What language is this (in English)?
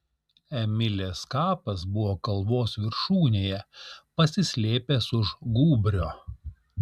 Lithuanian